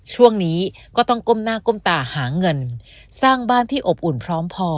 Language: Thai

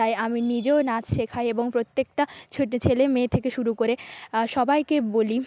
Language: Bangla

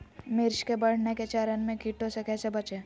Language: Magahi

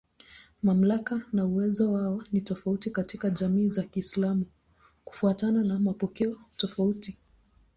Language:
Swahili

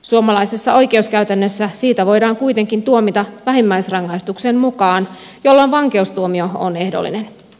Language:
Finnish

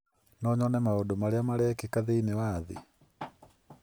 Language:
Kikuyu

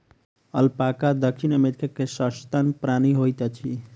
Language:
Maithili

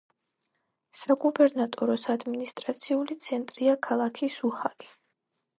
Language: Georgian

